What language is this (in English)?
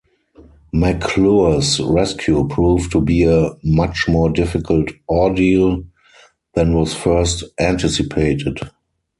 English